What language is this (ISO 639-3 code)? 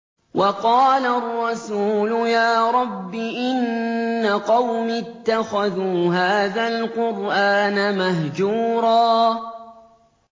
ara